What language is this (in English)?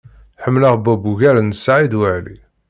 Kabyle